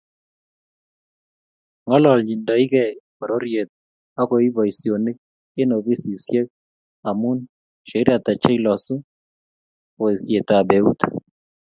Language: Kalenjin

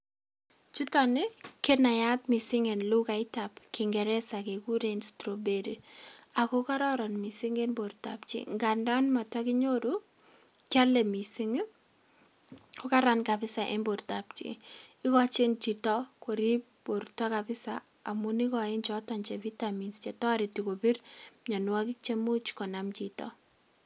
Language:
Kalenjin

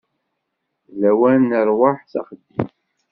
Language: Kabyle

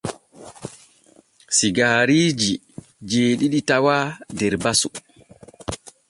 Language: Borgu Fulfulde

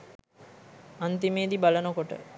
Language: Sinhala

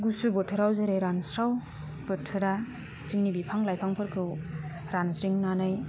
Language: Bodo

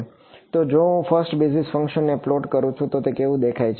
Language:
Gujarati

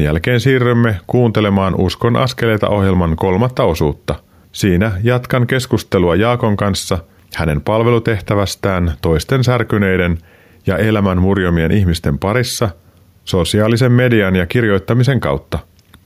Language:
Finnish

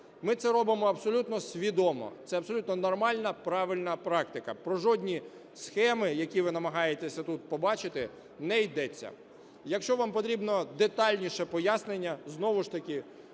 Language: Ukrainian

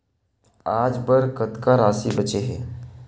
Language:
Chhattisgarhi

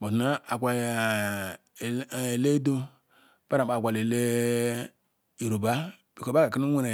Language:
Ikwere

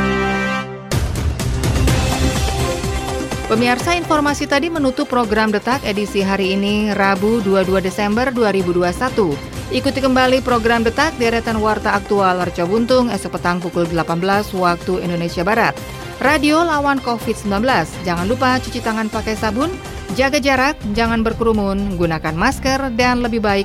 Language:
Indonesian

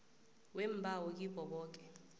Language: South Ndebele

